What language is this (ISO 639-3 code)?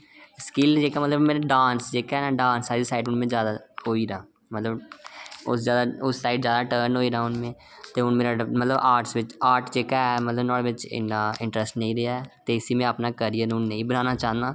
doi